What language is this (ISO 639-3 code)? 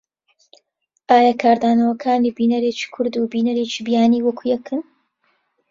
ckb